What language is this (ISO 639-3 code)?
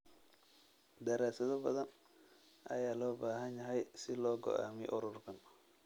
som